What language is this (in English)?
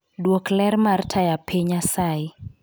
Luo (Kenya and Tanzania)